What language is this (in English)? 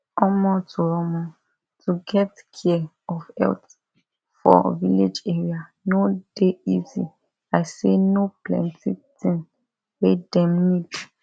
Nigerian Pidgin